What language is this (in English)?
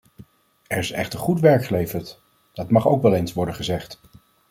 Dutch